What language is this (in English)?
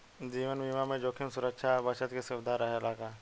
Bhojpuri